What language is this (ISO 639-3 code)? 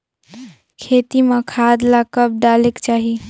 hne